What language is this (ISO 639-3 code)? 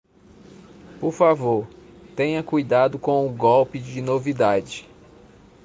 por